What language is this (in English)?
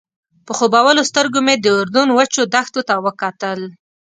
Pashto